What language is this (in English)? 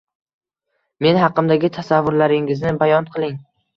Uzbek